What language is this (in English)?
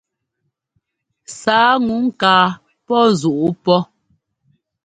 Ngomba